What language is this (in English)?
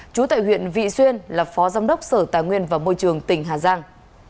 Vietnamese